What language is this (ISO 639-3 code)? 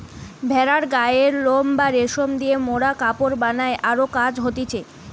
ben